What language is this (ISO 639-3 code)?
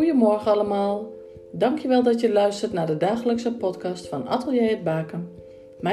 nld